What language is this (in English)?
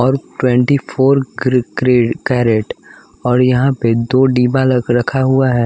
Hindi